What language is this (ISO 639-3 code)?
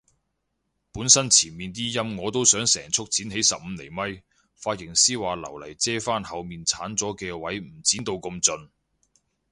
yue